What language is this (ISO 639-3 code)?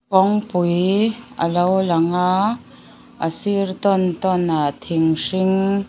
lus